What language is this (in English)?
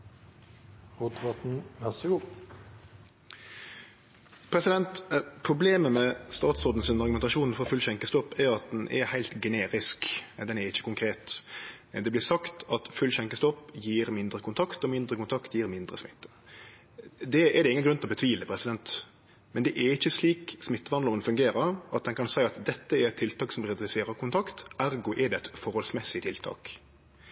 Norwegian Nynorsk